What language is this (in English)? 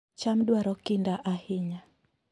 Luo (Kenya and Tanzania)